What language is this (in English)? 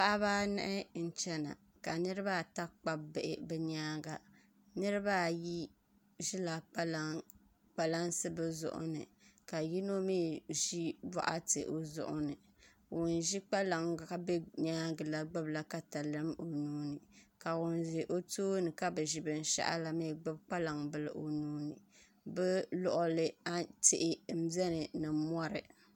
Dagbani